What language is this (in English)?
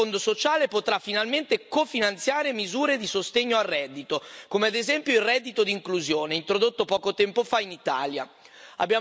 Italian